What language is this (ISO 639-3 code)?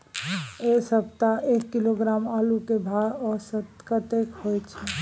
mai